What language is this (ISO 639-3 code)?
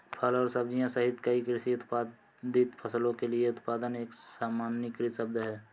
hin